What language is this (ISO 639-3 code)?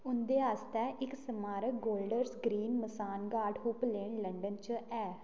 doi